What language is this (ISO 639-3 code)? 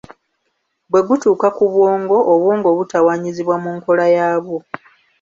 lug